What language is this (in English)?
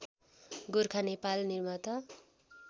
Nepali